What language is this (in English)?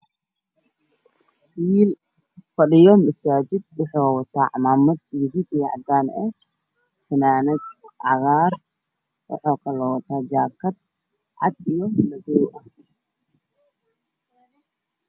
Somali